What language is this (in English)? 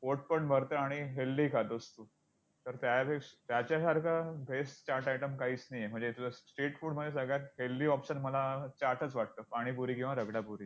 Marathi